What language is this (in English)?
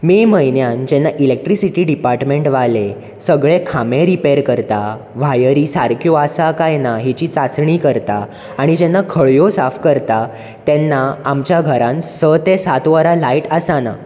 Konkani